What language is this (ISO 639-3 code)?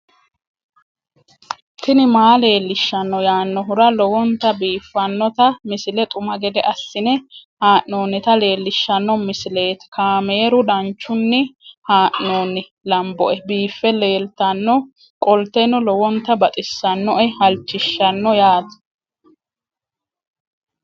sid